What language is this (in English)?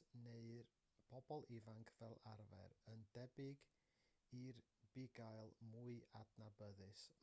Welsh